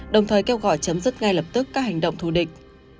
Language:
Vietnamese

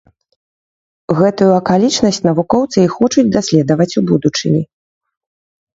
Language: Belarusian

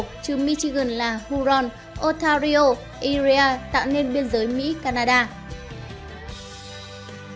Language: Vietnamese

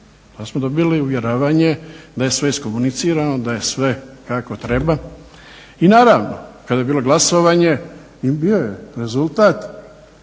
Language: Croatian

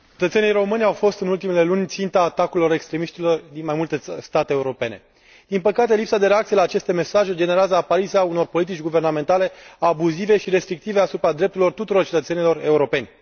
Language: Romanian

